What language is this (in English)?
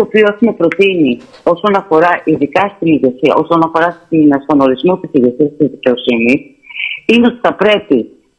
Greek